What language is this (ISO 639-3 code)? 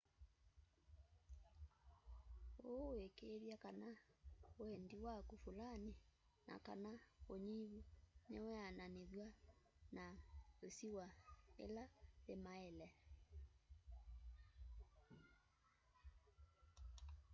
kam